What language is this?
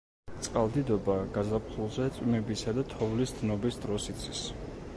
Georgian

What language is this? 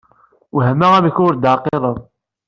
Kabyle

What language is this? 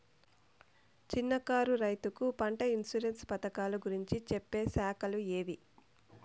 Telugu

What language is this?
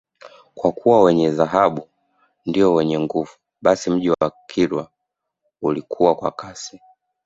Swahili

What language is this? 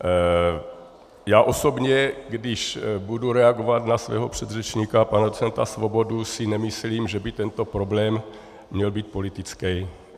Czech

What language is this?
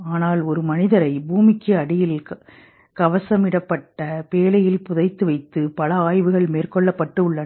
Tamil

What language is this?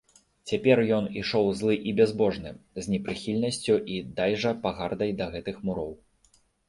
Belarusian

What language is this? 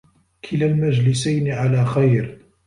Arabic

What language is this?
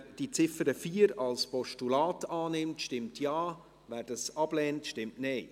Swiss German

